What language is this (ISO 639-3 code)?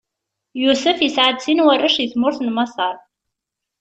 kab